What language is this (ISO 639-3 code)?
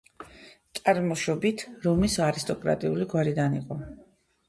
kat